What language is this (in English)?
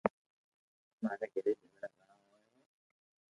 Loarki